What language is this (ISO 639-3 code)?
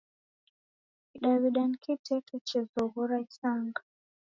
dav